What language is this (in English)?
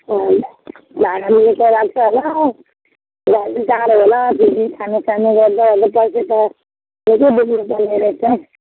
Nepali